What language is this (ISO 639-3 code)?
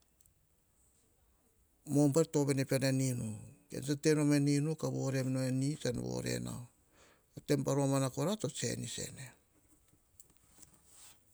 hah